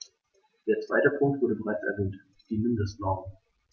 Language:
German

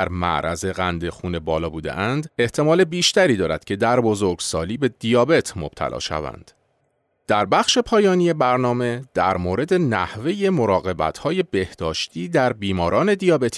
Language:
Persian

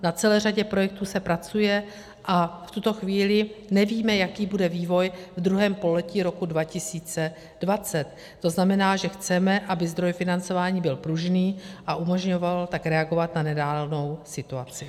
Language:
Czech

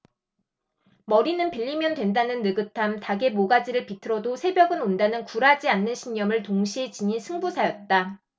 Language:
Korean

